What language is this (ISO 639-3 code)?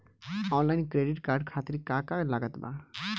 bho